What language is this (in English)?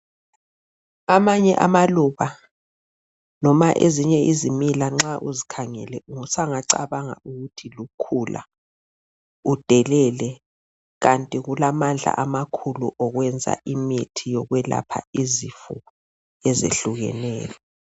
North Ndebele